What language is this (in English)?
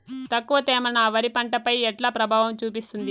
Telugu